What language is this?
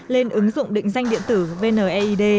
Vietnamese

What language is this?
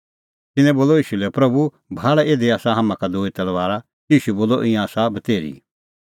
Kullu Pahari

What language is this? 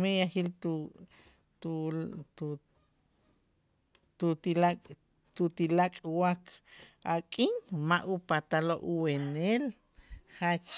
Itzá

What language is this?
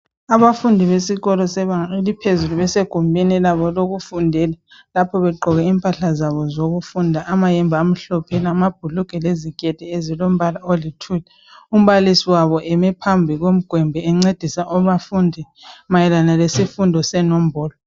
North Ndebele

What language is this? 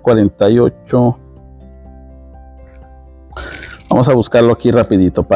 Spanish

